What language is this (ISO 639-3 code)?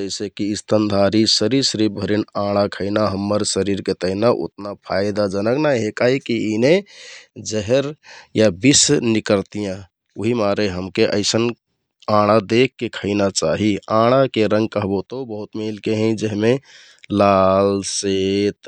tkt